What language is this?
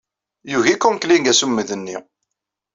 Kabyle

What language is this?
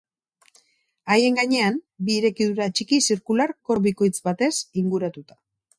Basque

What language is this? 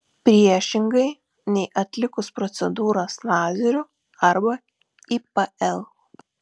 Lithuanian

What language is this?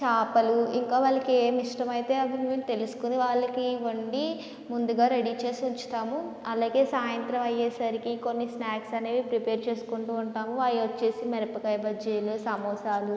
Telugu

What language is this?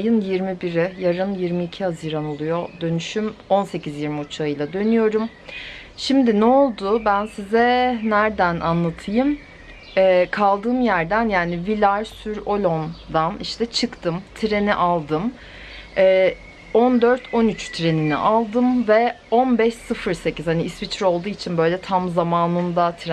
Turkish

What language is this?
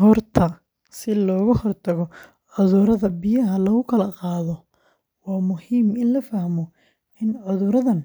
Somali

